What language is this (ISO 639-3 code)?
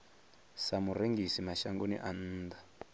ven